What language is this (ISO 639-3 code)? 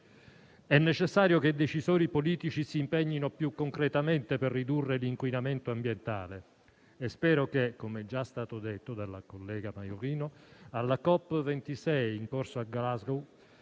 ita